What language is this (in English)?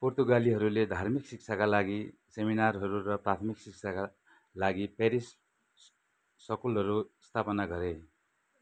Nepali